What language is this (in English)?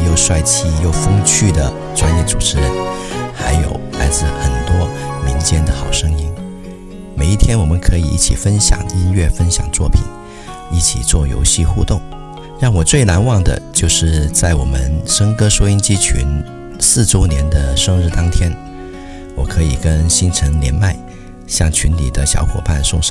Chinese